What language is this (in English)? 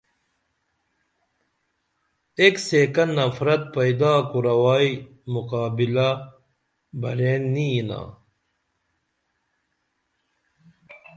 Dameli